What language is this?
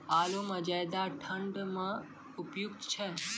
Maithili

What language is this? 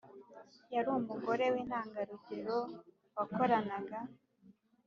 Kinyarwanda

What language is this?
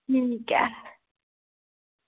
Dogri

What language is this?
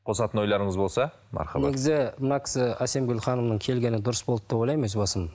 Kazakh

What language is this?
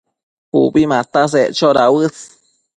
Matsés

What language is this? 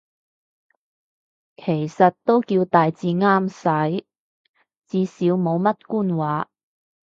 Cantonese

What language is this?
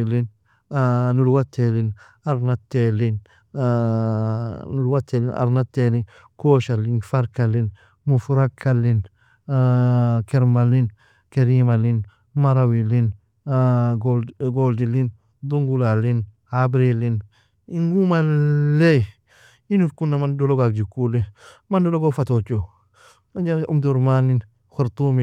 Nobiin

